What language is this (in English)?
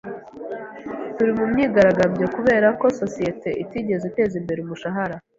Kinyarwanda